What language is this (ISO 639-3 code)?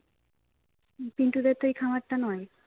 ben